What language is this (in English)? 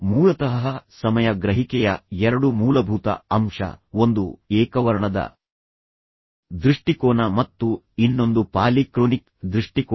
Kannada